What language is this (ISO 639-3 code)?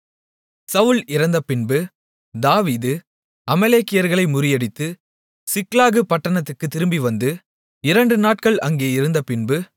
tam